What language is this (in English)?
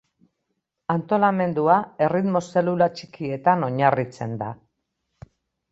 Basque